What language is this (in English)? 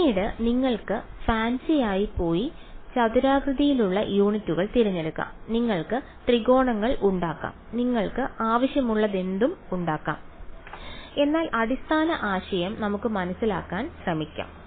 Malayalam